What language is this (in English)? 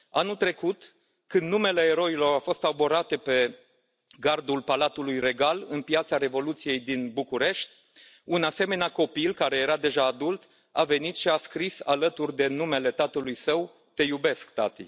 Romanian